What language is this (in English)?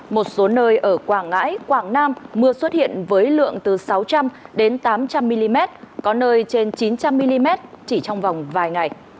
Vietnamese